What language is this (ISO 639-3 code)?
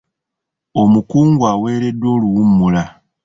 lug